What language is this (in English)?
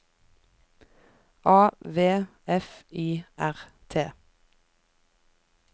Norwegian